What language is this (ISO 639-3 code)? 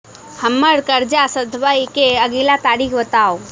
mai